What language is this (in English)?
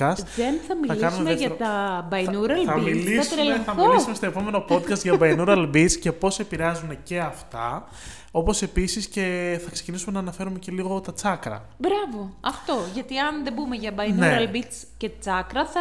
Greek